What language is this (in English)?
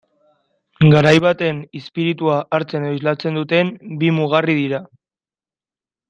Basque